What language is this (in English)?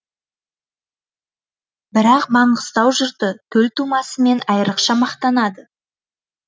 Kazakh